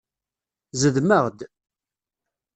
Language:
Kabyle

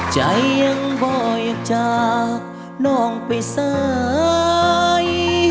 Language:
Thai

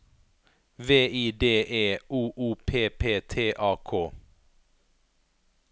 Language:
Norwegian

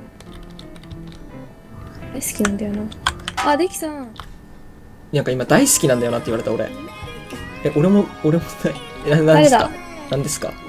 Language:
Japanese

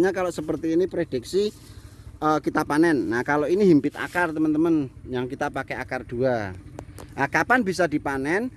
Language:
Indonesian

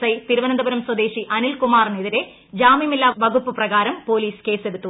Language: Malayalam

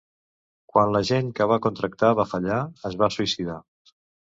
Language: Catalan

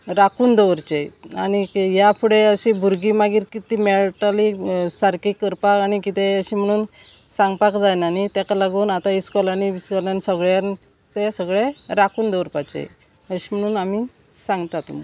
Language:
Konkani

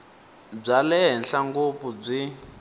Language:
Tsonga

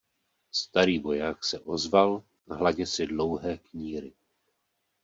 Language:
Czech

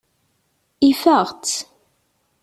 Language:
Kabyle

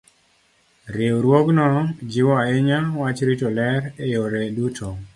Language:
Luo (Kenya and Tanzania)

